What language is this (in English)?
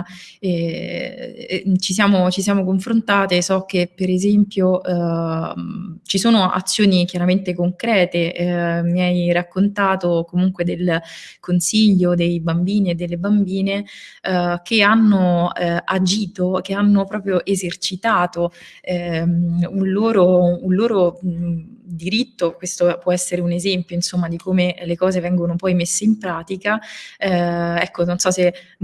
Italian